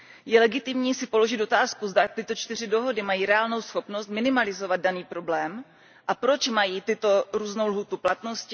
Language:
Czech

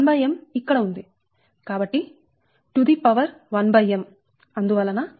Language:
Telugu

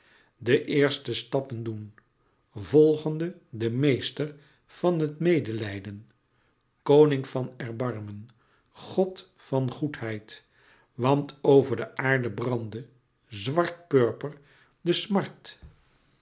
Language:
Dutch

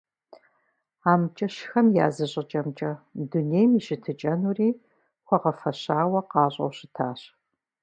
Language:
Kabardian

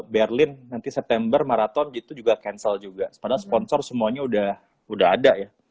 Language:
Indonesian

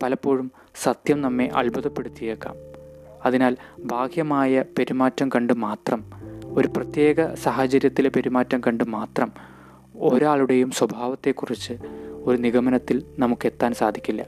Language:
Malayalam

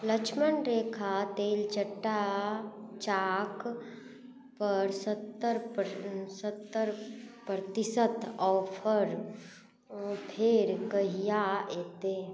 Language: Maithili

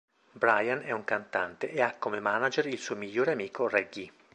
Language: Italian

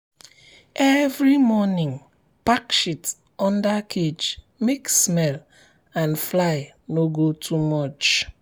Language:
Nigerian Pidgin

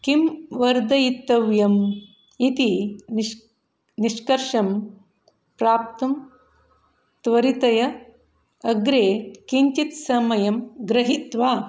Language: Sanskrit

